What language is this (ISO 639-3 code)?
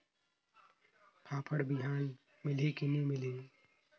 hne